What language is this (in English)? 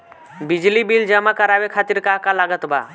Bhojpuri